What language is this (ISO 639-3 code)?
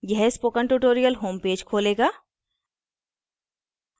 hin